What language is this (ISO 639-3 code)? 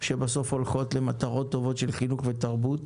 heb